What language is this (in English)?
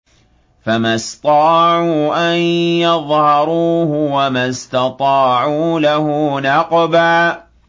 Arabic